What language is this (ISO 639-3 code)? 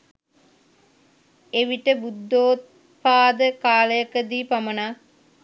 sin